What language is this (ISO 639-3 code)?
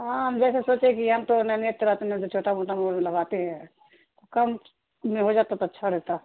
urd